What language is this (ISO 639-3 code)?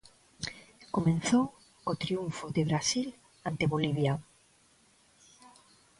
glg